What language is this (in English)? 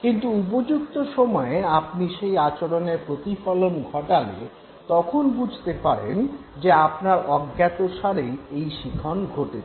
Bangla